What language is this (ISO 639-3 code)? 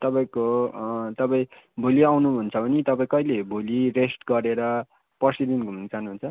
nep